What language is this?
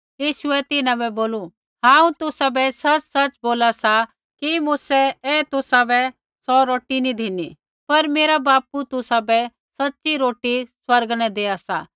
Kullu Pahari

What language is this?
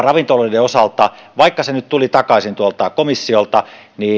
Finnish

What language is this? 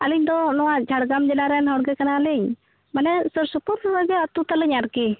Santali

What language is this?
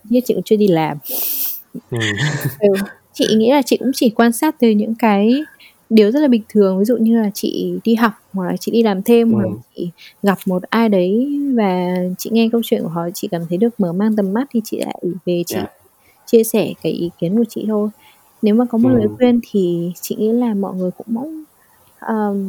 Vietnamese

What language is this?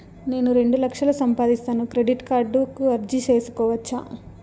Telugu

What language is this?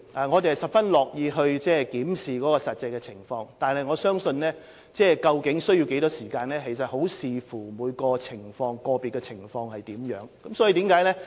Cantonese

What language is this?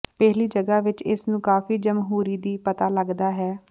Punjabi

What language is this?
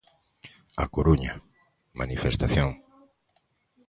Galician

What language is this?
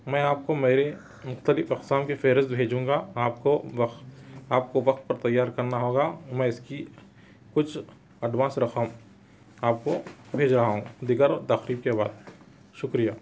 Urdu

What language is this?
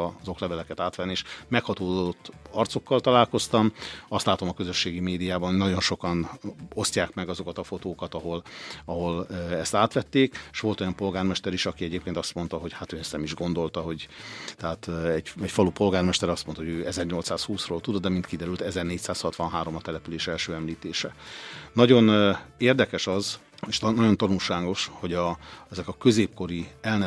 Hungarian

